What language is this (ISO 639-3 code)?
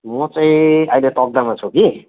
nep